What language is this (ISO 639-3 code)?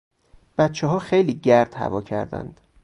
fas